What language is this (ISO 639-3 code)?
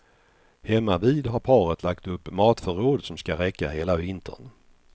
swe